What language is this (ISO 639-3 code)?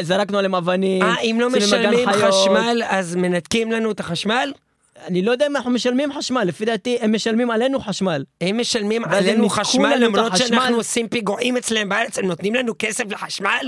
heb